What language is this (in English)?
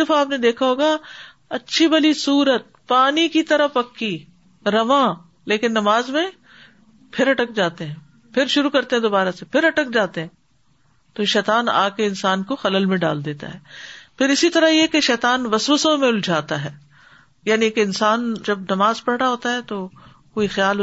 Urdu